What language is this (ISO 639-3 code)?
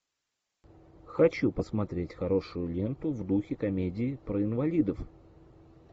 rus